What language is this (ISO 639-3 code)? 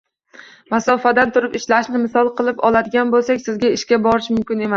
uzb